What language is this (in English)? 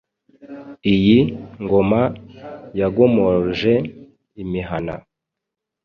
Kinyarwanda